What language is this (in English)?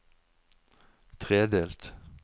Norwegian